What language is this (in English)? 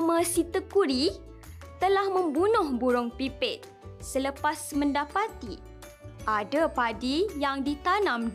Malay